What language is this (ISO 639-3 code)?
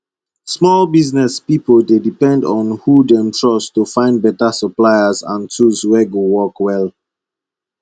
pcm